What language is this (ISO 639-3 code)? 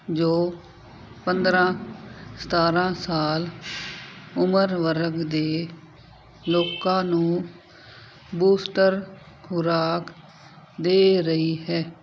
pan